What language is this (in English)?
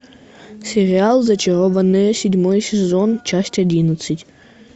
Russian